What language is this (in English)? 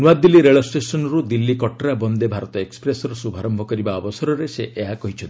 Odia